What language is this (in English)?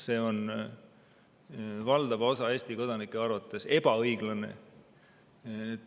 Estonian